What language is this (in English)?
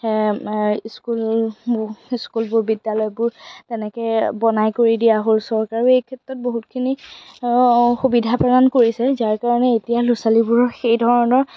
Assamese